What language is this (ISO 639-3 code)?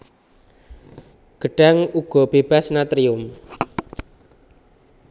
jav